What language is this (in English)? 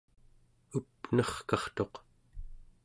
Central Yupik